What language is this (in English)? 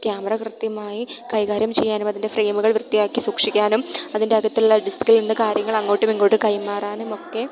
Malayalam